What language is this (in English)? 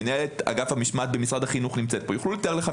Hebrew